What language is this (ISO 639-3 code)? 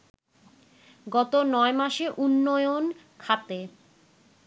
ben